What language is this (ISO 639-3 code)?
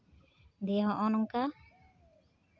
sat